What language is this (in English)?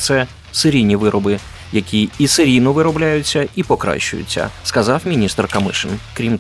Ukrainian